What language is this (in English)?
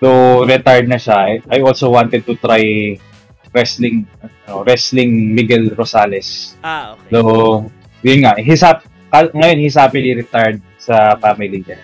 Filipino